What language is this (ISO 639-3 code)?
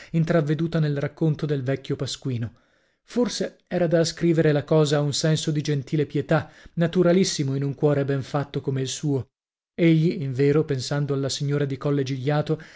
ita